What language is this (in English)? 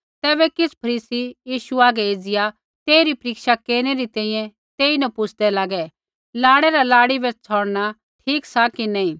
Kullu Pahari